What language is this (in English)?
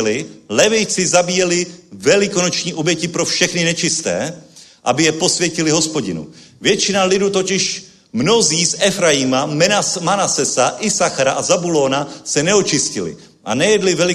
Czech